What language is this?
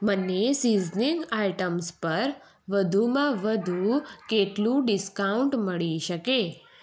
Gujarati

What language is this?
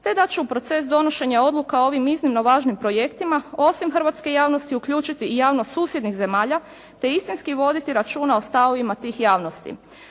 Croatian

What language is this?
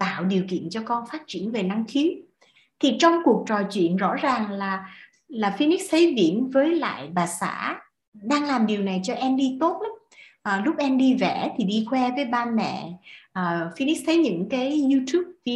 Vietnamese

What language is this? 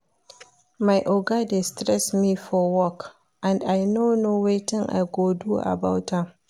Nigerian Pidgin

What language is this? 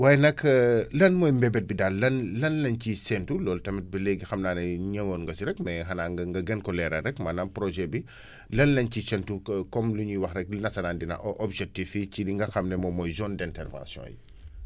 Wolof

